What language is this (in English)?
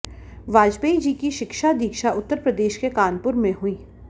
Hindi